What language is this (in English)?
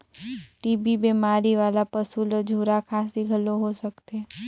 Chhattisgarhi